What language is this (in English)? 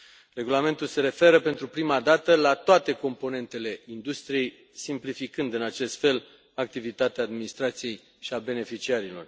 Romanian